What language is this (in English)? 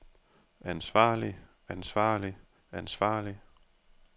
Danish